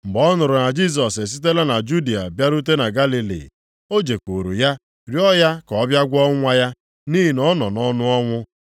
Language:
Igbo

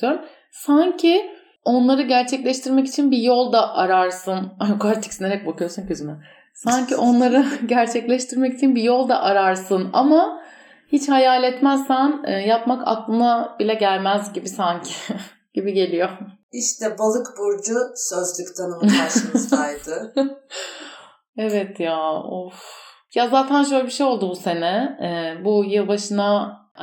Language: Turkish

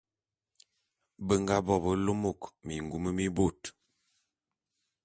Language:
Bulu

